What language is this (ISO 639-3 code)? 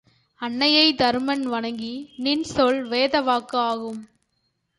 tam